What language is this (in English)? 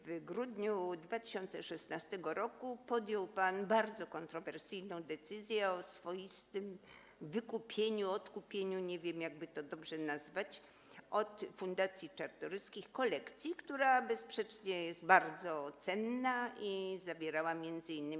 Polish